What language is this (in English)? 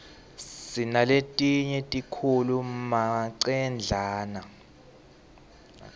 Swati